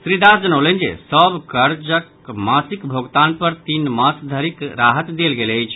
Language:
Maithili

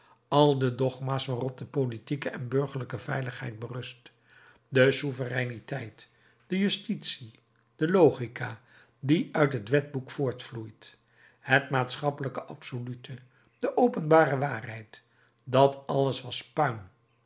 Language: Dutch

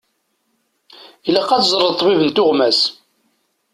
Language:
Kabyle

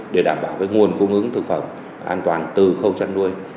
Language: Vietnamese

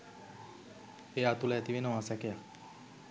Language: Sinhala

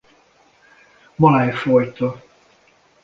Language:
Hungarian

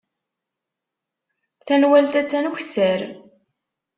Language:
Kabyle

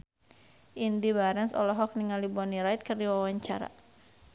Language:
Sundanese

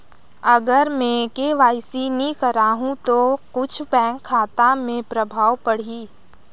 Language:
Chhattisgarhi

